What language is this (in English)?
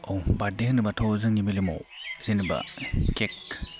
Bodo